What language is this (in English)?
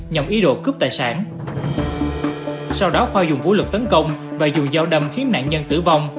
Vietnamese